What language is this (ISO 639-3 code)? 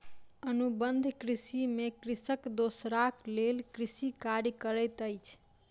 mai